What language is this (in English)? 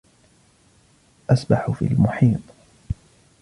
Arabic